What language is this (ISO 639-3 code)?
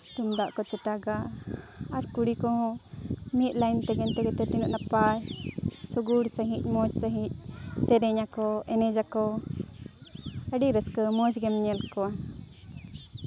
sat